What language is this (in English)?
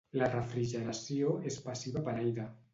Catalan